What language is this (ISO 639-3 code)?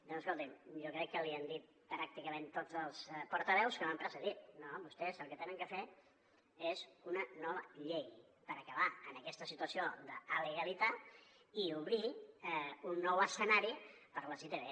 cat